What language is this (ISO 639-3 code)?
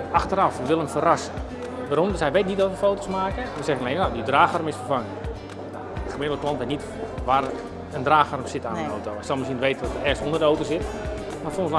nld